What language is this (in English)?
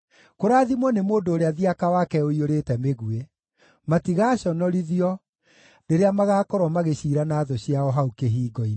Kikuyu